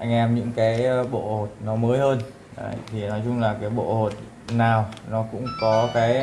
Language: Vietnamese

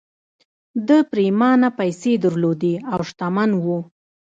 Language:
Pashto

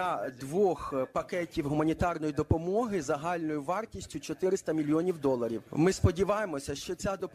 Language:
Ukrainian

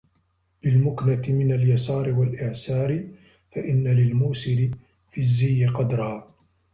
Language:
Arabic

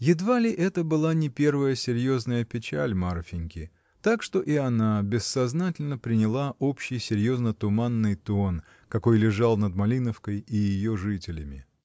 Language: Russian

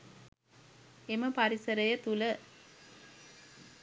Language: Sinhala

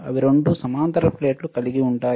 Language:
Telugu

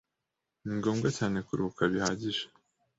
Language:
Kinyarwanda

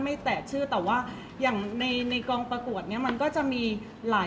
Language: Thai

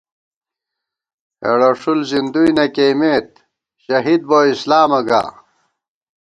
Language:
Gawar-Bati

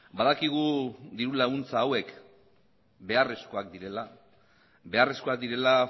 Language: Basque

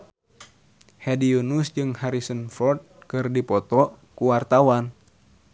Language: Sundanese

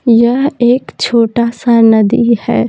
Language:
Hindi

